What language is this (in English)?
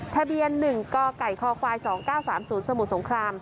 Thai